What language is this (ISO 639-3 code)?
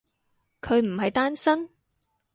yue